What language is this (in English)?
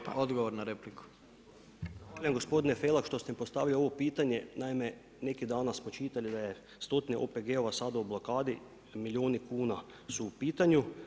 Croatian